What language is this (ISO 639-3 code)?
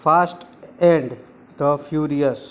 guj